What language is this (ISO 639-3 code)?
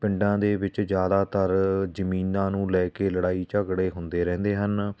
pan